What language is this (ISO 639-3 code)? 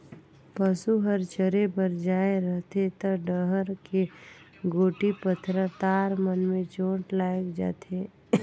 hne